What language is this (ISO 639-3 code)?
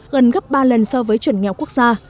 vie